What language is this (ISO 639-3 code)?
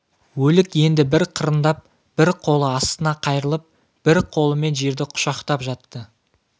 kaz